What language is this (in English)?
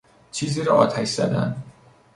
Persian